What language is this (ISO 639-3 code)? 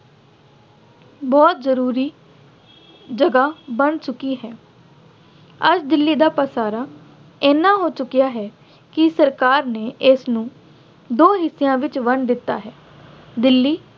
pan